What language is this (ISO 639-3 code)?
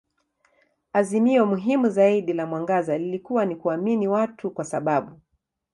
swa